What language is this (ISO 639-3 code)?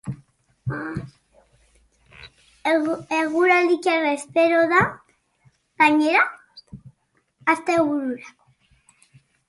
eus